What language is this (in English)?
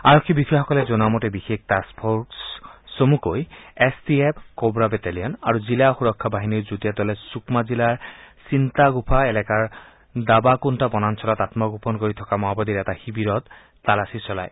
Assamese